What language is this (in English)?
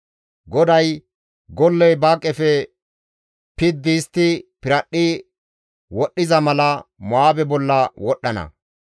Gamo